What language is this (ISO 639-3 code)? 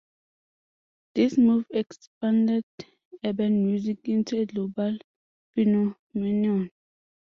eng